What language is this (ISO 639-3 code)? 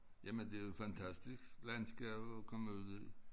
dan